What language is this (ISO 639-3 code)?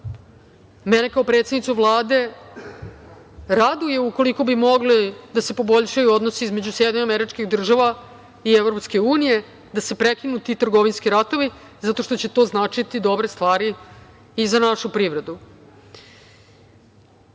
srp